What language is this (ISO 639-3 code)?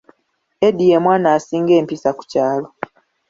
lug